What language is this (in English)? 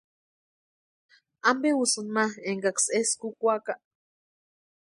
Western Highland Purepecha